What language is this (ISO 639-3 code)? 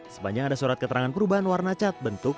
ind